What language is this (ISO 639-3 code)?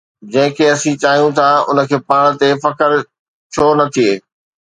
snd